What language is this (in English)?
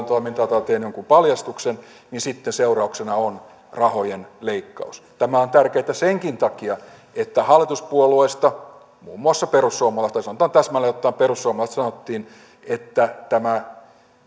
Finnish